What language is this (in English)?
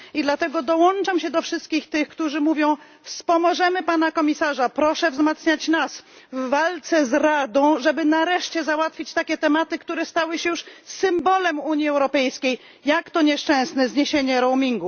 Polish